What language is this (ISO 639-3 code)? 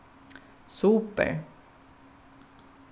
fao